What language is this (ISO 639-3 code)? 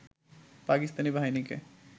ben